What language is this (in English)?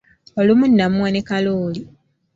Ganda